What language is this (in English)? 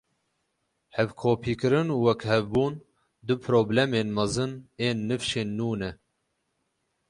Kurdish